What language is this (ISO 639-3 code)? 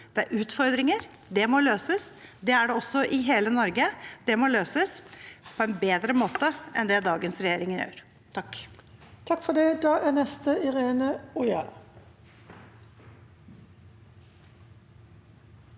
nor